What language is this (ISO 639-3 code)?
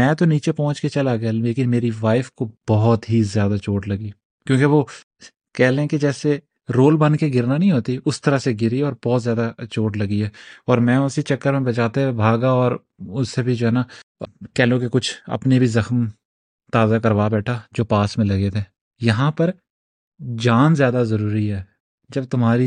urd